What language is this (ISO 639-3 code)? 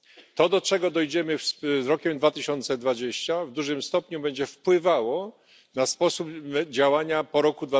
pol